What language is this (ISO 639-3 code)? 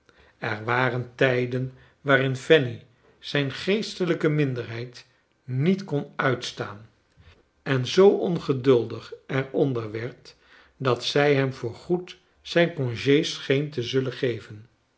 nld